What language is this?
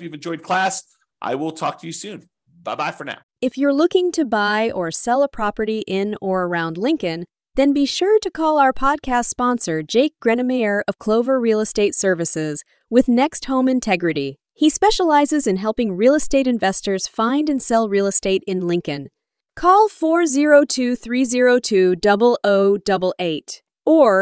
English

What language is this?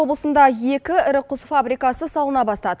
Kazakh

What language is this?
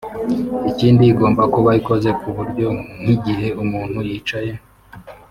Kinyarwanda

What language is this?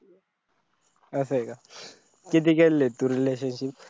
Marathi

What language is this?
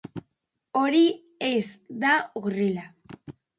Basque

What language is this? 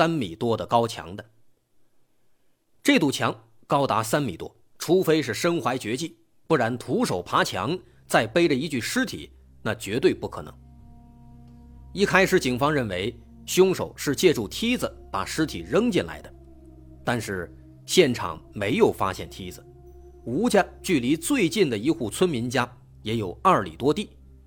Chinese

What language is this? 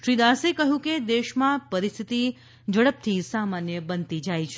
Gujarati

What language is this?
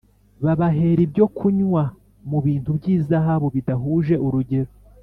Kinyarwanda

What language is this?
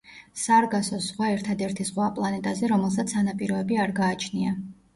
Georgian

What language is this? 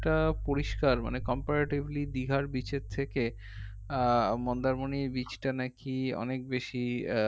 Bangla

